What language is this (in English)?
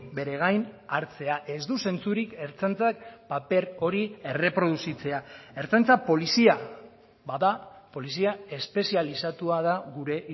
Basque